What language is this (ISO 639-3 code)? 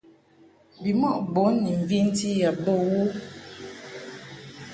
mhk